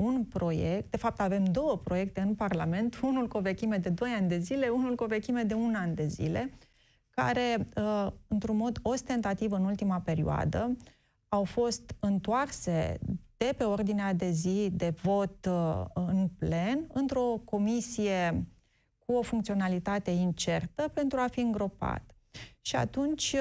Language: Romanian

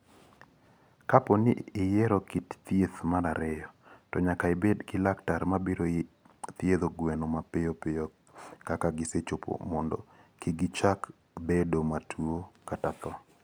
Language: Luo (Kenya and Tanzania)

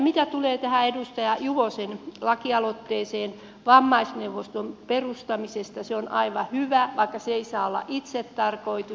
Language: Finnish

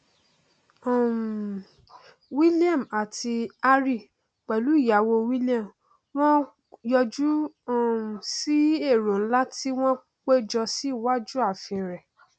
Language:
Yoruba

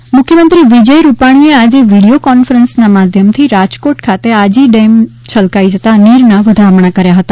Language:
Gujarati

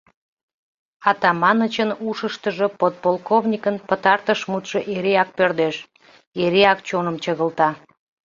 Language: Mari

